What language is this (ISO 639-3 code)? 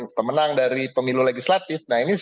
ind